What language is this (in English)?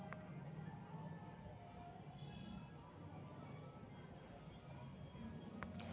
Magahi